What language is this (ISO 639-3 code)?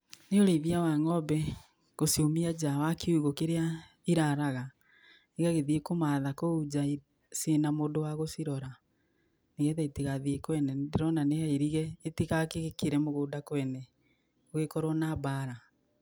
kik